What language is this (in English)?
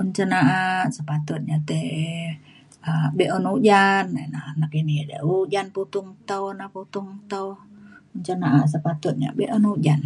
Mainstream Kenyah